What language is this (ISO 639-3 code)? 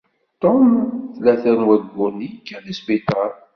kab